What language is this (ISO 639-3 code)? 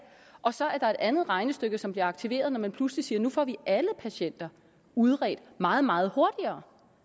dan